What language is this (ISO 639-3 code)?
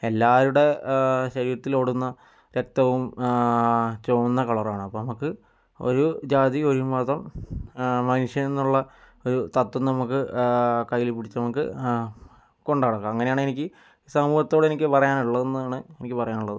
mal